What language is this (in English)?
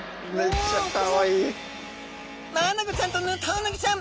Japanese